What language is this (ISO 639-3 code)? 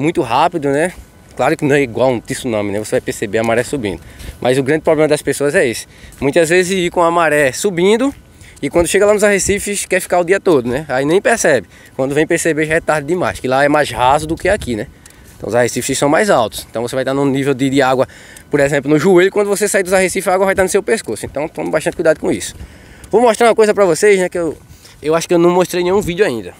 por